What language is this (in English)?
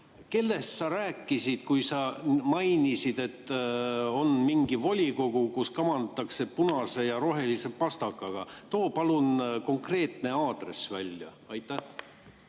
Estonian